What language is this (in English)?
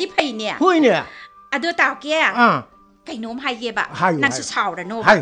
Korean